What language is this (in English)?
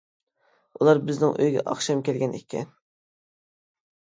Uyghur